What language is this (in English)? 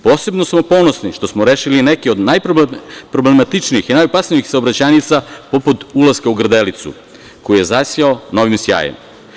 Serbian